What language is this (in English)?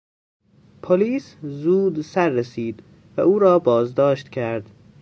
Persian